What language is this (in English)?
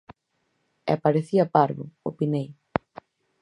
Galician